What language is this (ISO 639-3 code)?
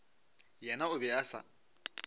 nso